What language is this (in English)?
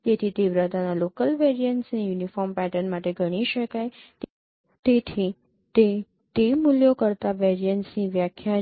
Gujarati